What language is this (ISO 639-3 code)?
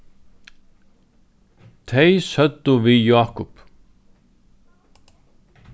fao